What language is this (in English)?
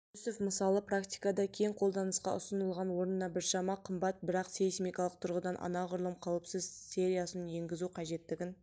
Kazakh